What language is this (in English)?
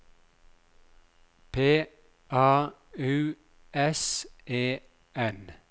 Norwegian